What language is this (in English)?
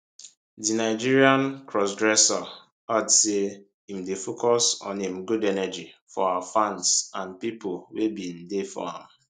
Nigerian Pidgin